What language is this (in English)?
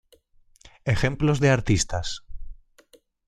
Spanish